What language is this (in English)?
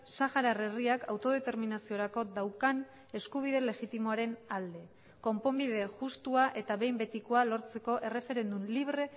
Basque